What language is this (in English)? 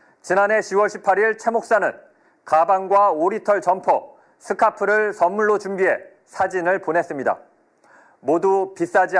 Korean